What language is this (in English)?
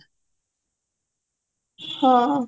Odia